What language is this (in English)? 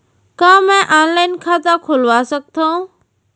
Chhattisgarhi